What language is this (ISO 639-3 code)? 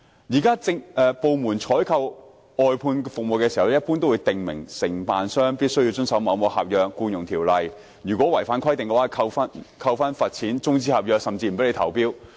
yue